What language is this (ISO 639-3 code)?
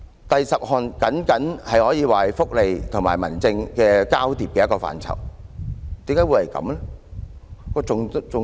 yue